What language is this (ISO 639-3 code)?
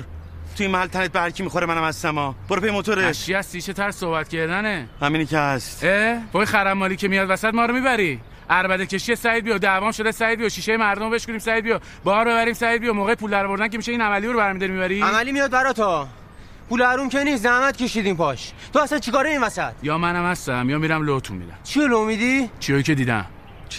fas